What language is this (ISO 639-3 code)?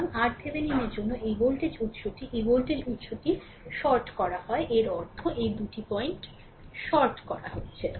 ben